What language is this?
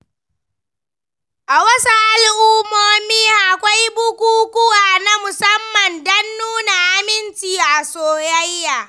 Hausa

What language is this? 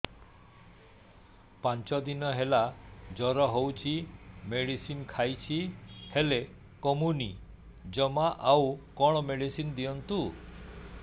Odia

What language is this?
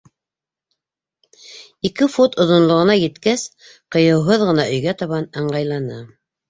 Bashkir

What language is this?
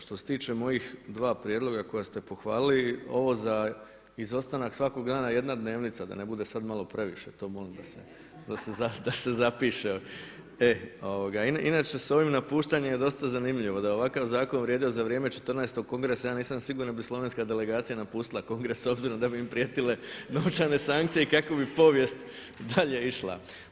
Croatian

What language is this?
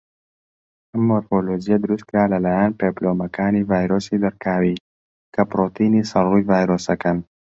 Central Kurdish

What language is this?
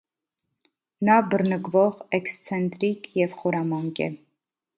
Armenian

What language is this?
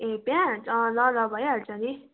Nepali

